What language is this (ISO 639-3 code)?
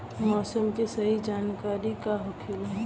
bho